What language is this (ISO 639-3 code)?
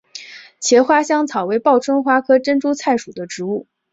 zho